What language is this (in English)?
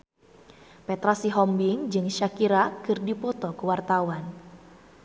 Sundanese